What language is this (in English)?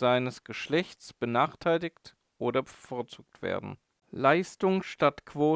German